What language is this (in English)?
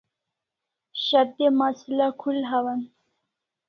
Kalasha